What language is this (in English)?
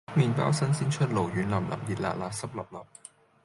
Cantonese